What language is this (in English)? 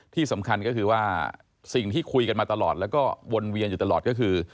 Thai